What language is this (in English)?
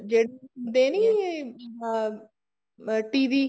Punjabi